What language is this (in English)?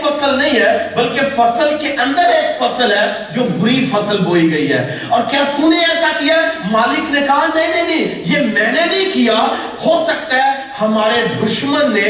Urdu